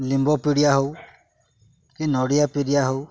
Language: Odia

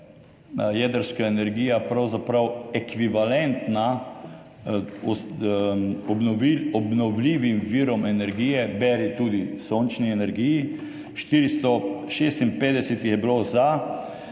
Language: Slovenian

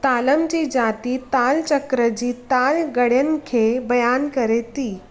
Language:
Sindhi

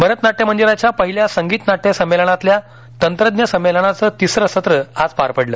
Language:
Marathi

